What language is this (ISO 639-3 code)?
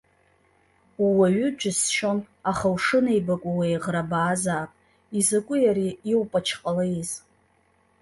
abk